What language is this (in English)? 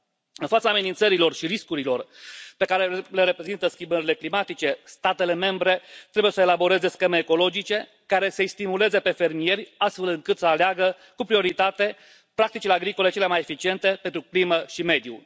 Romanian